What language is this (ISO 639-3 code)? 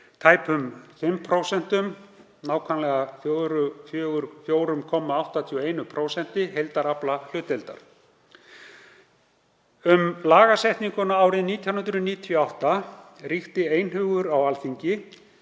isl